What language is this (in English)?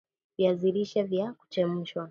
Swahili